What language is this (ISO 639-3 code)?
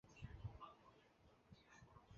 zho